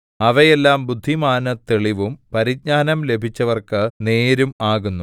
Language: Malayalam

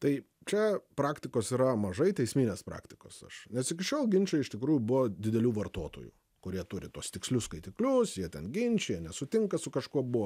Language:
Lithuanian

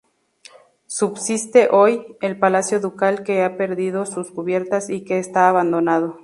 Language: Spanish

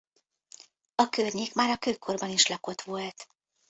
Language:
Hungarian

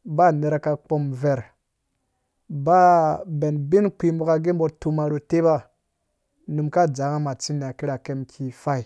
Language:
Dũya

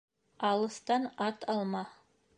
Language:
Bashkir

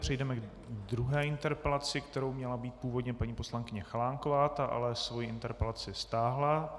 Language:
Czech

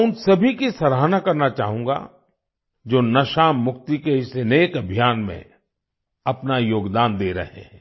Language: Hindi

